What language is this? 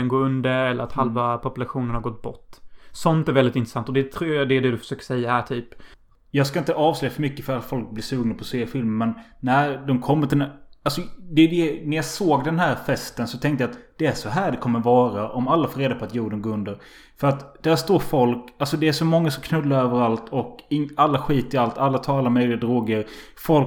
Swedish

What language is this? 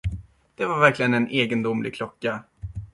Swedish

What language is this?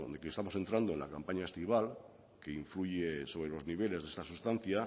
Spanish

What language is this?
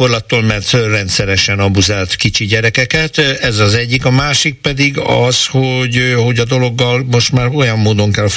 Hungarian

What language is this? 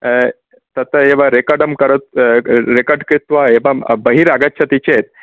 Sanskrit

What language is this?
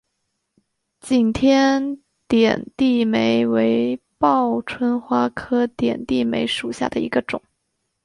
Chinese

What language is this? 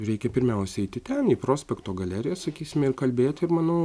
Lithuanian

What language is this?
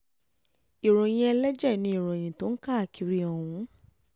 Yoruba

